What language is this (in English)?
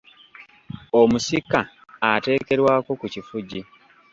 Ganda